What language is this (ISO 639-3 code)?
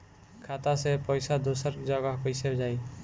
bho